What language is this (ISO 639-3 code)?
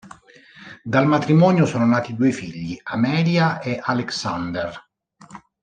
ita